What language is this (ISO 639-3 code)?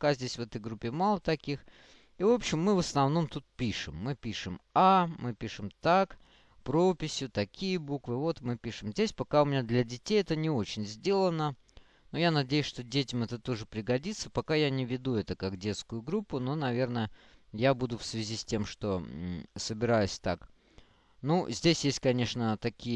rus